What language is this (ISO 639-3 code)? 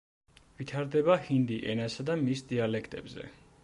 kat